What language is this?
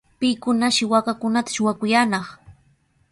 Sihuas Ancash Quechua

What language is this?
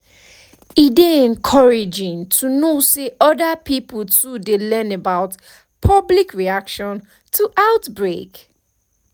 Nigerian Pidgin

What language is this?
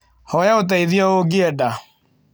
Kikuyu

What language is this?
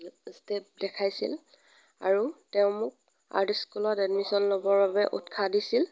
Assamese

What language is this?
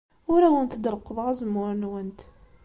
Kabyle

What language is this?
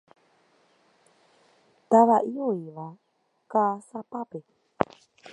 Guarani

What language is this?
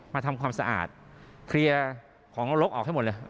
Thai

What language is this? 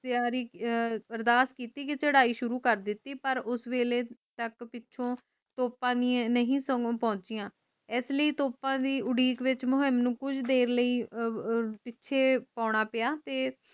Punjabi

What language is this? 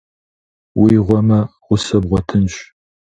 Kabardian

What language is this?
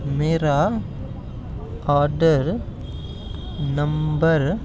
Dogri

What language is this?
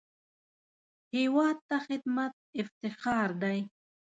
Pashto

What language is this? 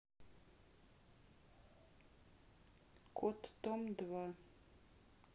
Russian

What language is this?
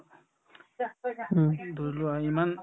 Assamese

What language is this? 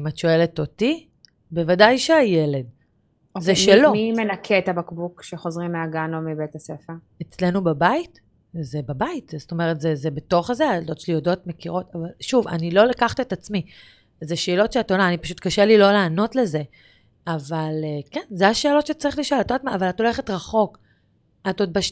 Hebrew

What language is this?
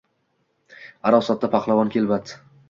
Uzbek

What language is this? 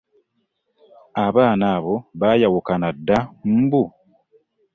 Ganda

